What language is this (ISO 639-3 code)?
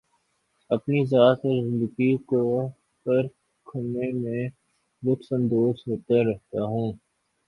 urd